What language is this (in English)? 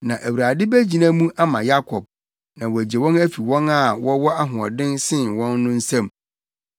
Akan